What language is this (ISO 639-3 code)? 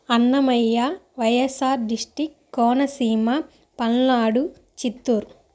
tel